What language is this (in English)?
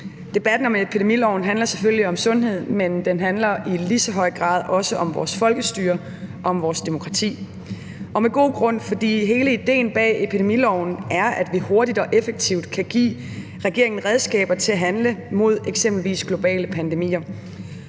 Danish